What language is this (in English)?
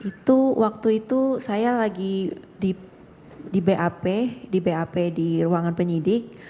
Indonesian